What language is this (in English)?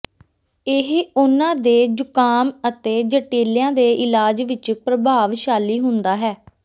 Punjabi